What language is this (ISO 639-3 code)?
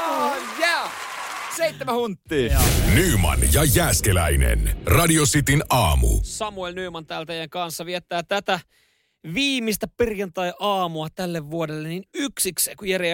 fin